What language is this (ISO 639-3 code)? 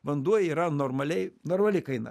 lit